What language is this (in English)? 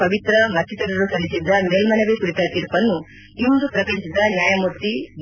Kannada